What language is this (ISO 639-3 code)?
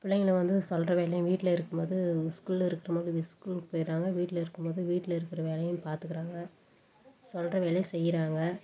tam